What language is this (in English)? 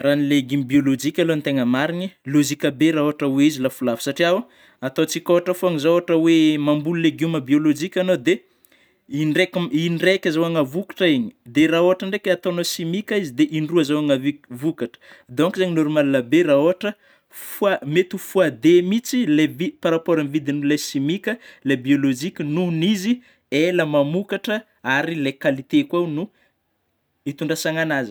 Northern Betsimisaraka Malagasy